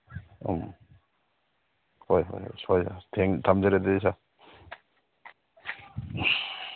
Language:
Manipuri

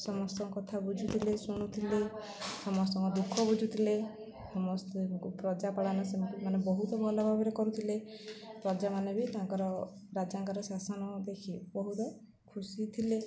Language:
Odia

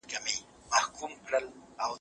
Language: Pashto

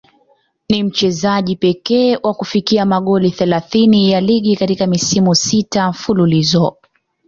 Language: Swahili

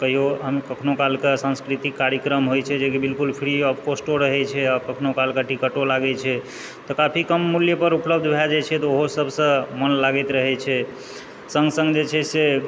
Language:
Maithili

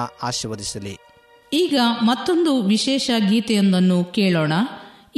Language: Kannada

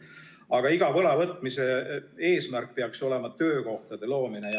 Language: Estonian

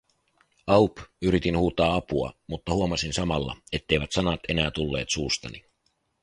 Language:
Finnish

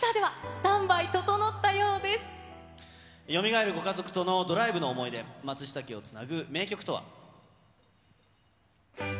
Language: Japanese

